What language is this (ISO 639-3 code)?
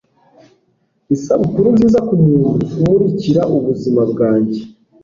kin